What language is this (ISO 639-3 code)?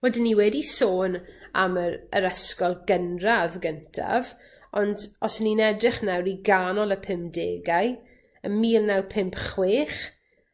cym